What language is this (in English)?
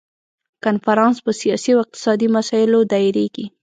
Pashto